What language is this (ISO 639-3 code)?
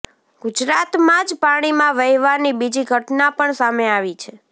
guj